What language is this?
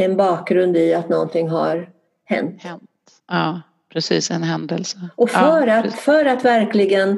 Swedish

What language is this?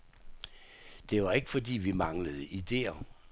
Danish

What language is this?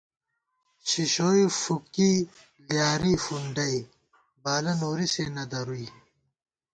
Gawar-Bati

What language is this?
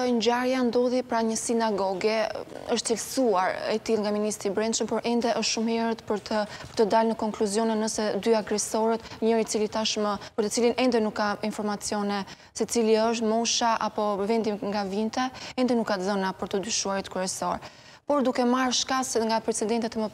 Portuguese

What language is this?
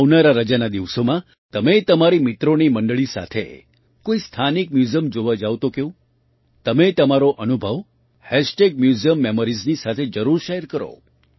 Gujarati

